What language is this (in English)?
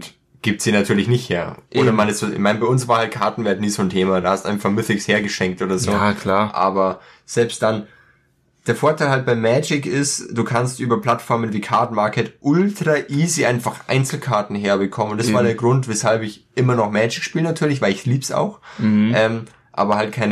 German